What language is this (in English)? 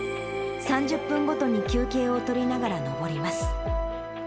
Japanese